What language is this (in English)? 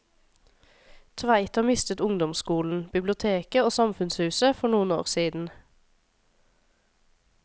Norwegian